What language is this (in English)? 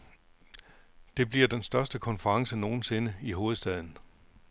Danish